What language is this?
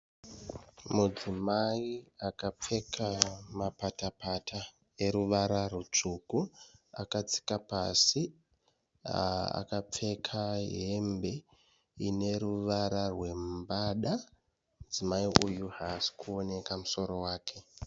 Shona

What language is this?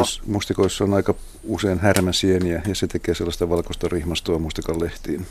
Finnish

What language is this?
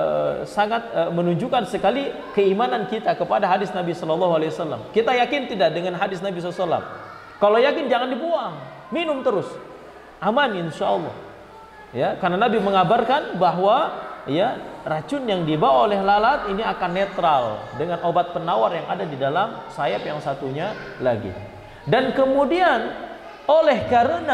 Indonesian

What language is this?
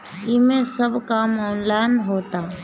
Bhojpuri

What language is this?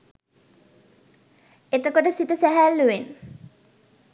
Sinhala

